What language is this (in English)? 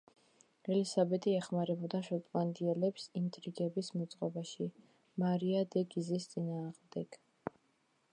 Georgian